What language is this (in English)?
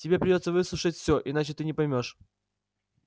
Russian